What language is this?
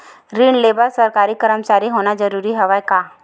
Chhattisgarhi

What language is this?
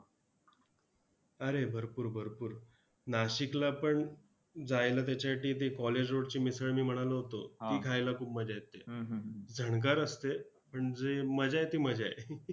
Marathi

